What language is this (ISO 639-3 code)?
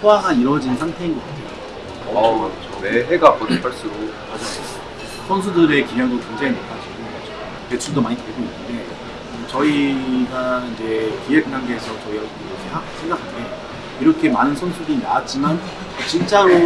kor